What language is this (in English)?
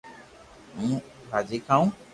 Loarki